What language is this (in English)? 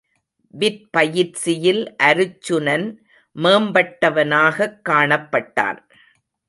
Tamil